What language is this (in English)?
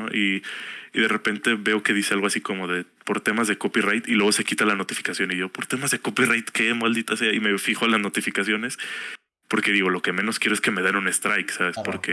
Spanish